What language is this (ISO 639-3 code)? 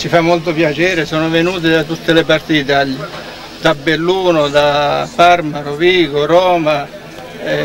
ita